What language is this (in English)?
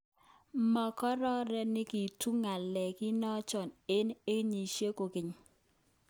Kalenjin